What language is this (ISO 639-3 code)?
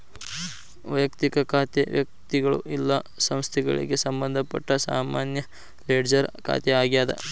kan